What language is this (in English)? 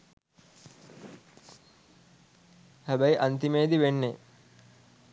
Sinhala